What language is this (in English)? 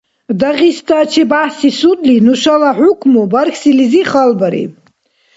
Dargwa